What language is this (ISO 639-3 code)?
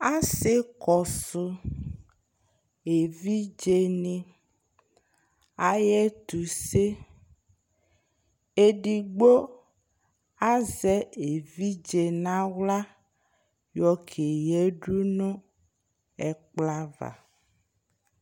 kpo